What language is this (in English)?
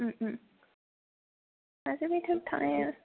Bodo